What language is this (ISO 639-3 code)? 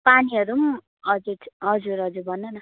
nep